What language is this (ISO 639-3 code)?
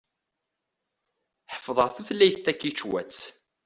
kab